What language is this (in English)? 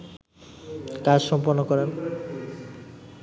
Bangla